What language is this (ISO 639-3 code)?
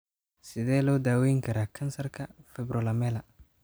som